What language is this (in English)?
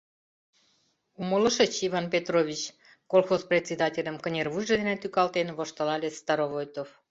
Mari